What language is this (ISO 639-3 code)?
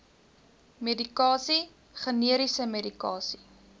afr